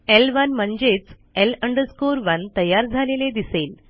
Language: Marathi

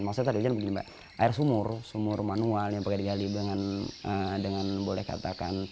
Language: Indonesian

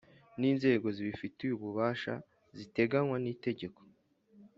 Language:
Kinyarwanda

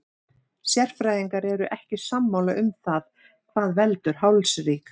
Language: Icelandic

